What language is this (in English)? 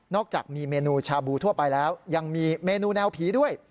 Thai